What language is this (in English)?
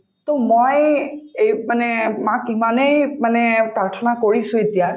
Assamese